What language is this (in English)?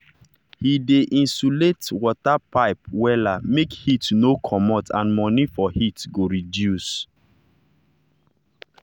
Nigerian Pidgin